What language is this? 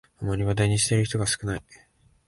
Japanese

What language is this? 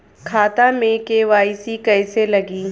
Bhojpuri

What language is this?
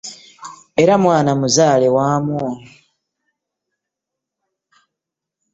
Ganda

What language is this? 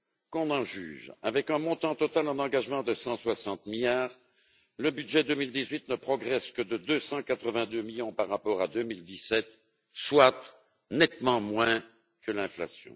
French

